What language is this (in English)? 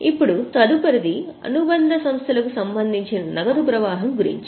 Telugu